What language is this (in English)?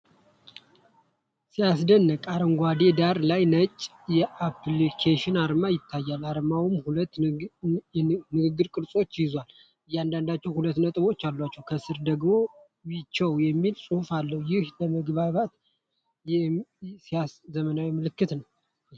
Amharic